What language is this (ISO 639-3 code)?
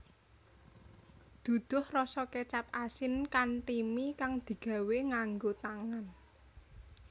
jav